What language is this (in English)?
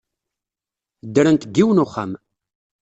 Kabyle